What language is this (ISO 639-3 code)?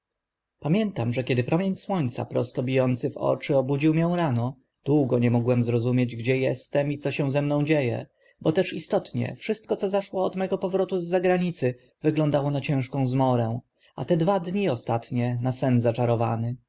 pol